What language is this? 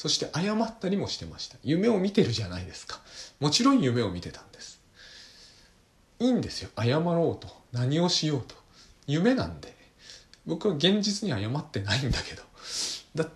Japanese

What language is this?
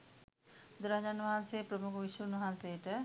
Sinhala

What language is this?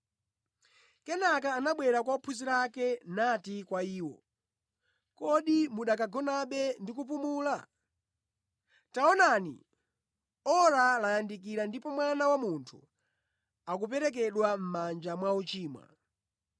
Nyanja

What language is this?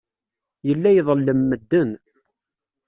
Kabyle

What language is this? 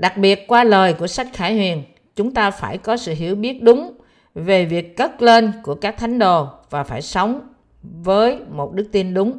Vietnamese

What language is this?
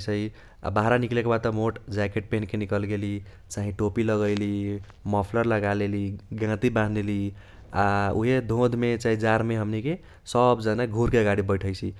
Kochila Tharu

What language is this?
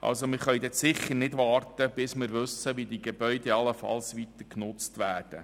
Swiss German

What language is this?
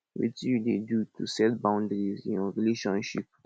Nigerian Pidgin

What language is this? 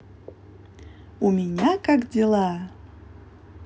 Russian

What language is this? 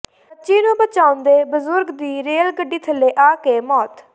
Punjabi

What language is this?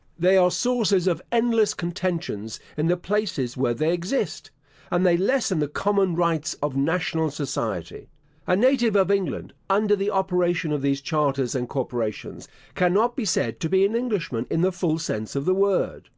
English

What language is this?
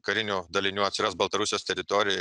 Lithuanian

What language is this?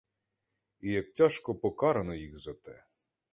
Ukrainian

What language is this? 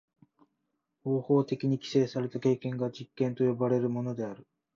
Japanese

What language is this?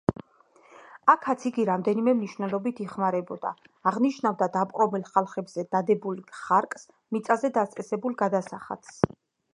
Georgian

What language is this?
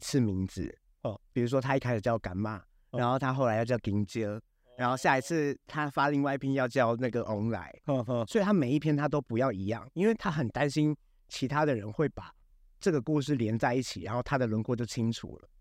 Chinese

